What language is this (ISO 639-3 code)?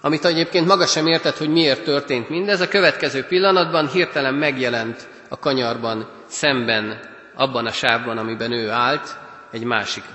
hun